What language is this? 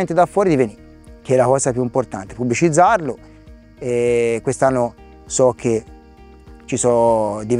Italian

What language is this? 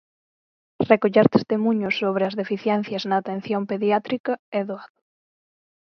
Galician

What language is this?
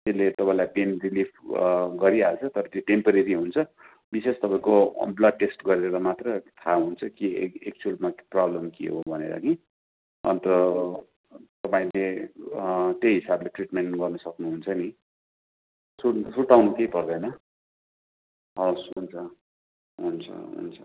Nepali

